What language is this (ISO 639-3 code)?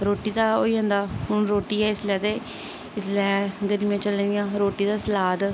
doi